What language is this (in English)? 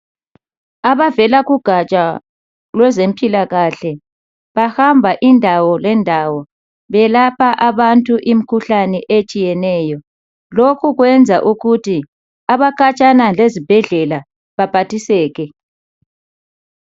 North Ndebele